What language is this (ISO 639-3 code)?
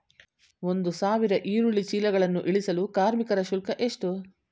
kan